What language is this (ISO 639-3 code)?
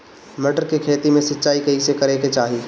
bho